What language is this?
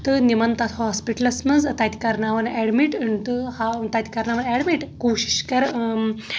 Kashmiri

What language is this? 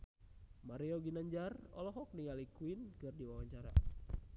Sundanese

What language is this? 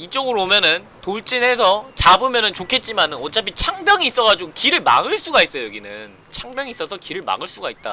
Korean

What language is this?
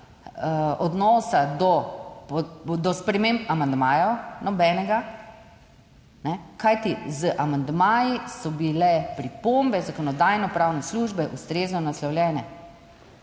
Slovenian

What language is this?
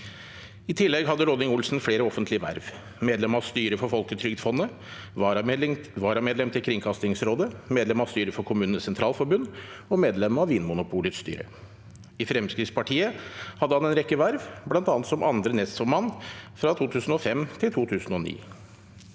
Norwegian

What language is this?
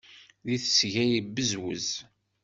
Kabyle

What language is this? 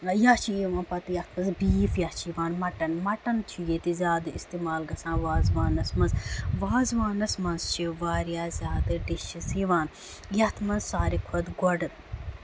Kashmiri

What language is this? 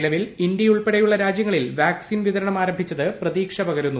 Malayalam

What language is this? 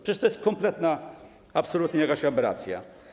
Polish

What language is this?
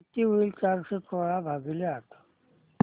Marathi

